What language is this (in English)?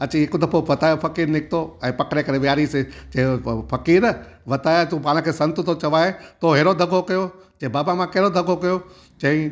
Sindhi